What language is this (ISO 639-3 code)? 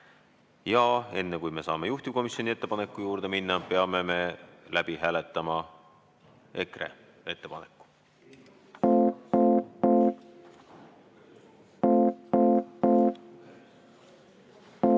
est